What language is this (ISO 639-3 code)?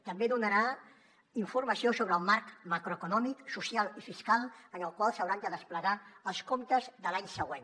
cat